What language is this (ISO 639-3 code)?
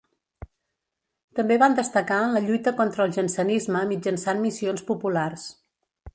cat